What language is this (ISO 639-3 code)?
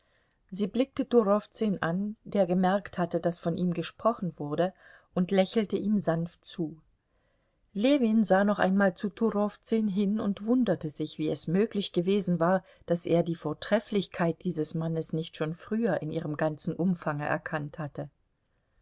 deu